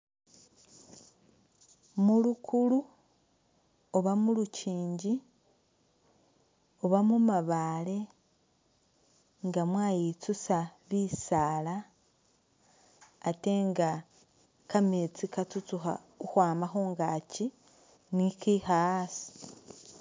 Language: Masaaba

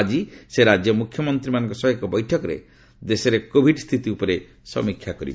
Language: Odia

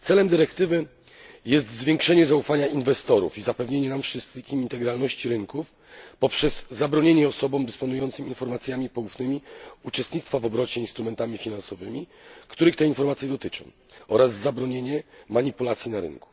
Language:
Polish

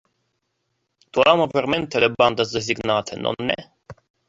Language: Interlingua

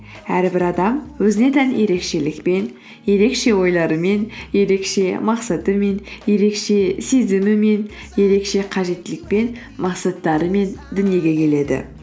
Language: Kazakh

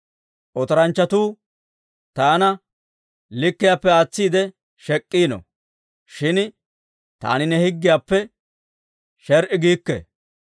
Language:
Dawro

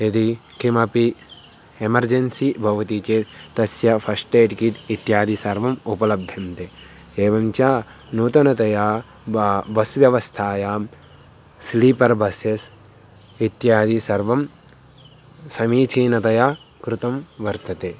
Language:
Sanskrit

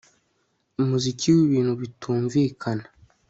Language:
Kinyarwanda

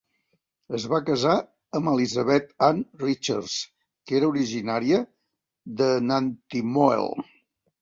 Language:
Catalan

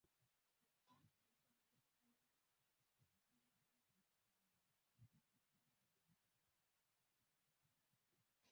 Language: Swahili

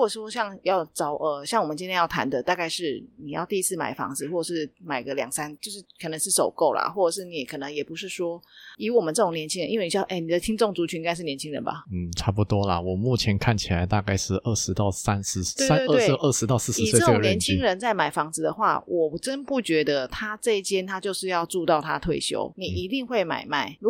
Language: Chinese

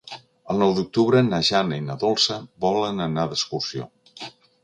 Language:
Catalan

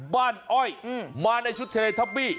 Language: Thai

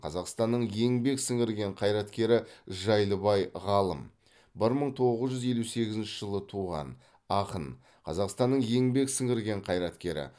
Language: Kazakh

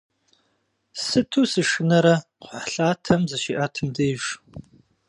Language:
Kabardian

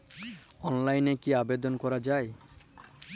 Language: Bangla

